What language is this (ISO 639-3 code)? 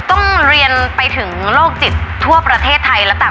tha